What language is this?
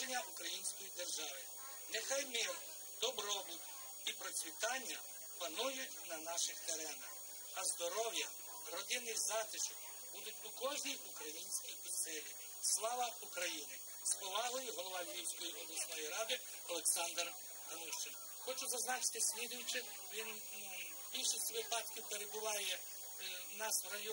Ukrainian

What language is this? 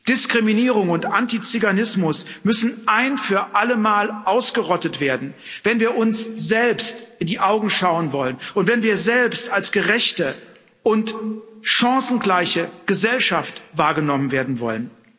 German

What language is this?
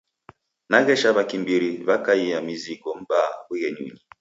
Taita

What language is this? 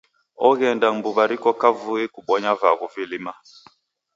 Taita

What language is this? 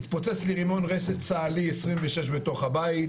Hebrew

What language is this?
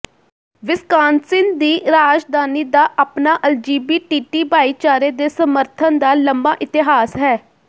Punjabi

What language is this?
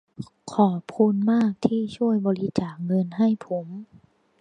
Thai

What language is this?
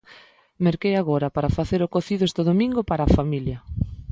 Galician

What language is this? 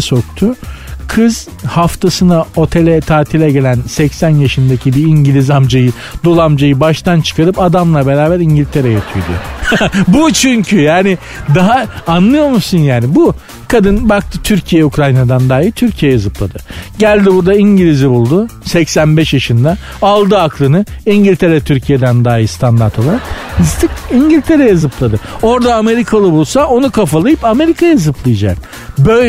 Turkish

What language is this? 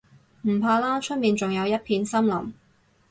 Cantonese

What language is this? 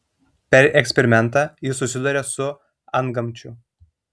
Lithuanian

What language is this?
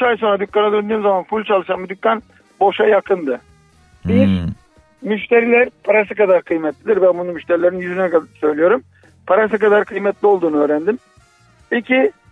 Turkish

